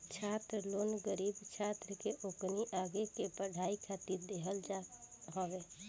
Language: Bhojpuri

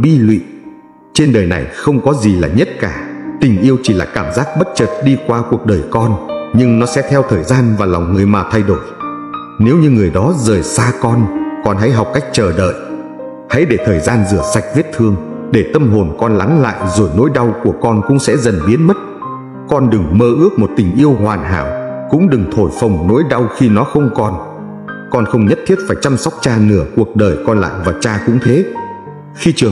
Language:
Vietnamese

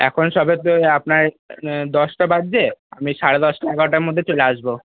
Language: Bangla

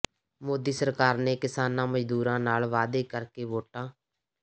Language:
Punjabi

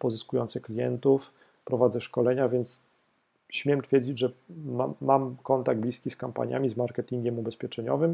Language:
Polish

